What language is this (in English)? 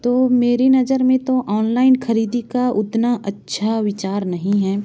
Hindi